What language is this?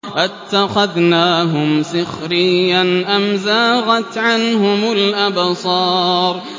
Arabic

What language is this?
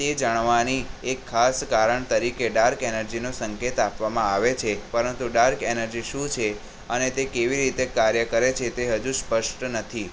Gujarati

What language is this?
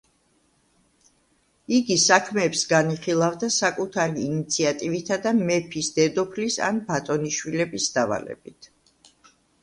Georgian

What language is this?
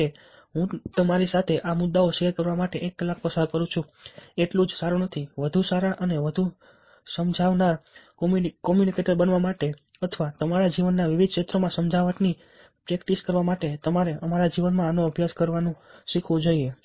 Gujarati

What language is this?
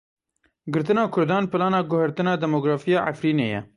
Kurdish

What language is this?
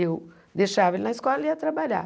Portuguese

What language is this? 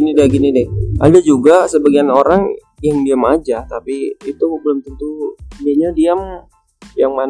Indonesian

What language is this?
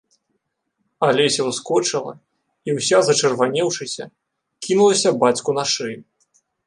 Belarusian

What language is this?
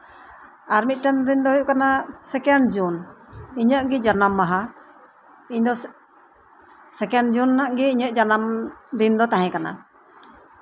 Santali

